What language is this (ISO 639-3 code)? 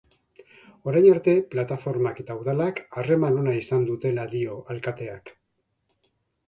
eus